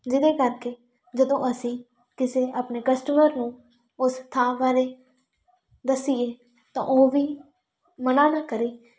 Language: Punjabi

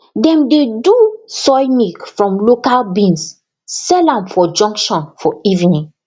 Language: Nigerian Pidgin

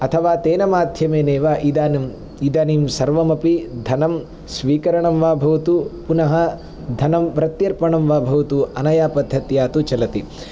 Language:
Sanskrit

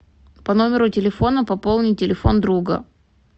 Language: Russian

